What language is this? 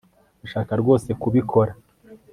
Kinyarwanda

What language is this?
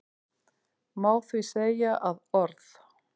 Icelandic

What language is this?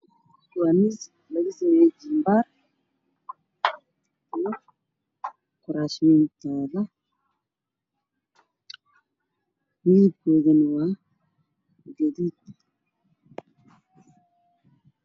Somali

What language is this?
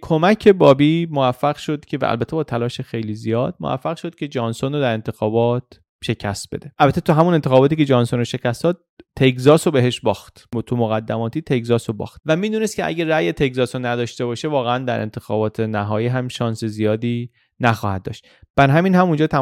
Persian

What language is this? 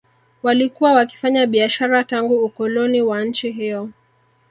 Swahili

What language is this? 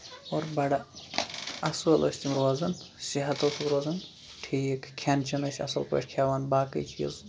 Kashmiri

